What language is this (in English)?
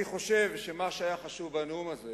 Hebrew